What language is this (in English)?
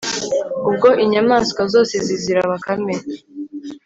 Kinyarwanda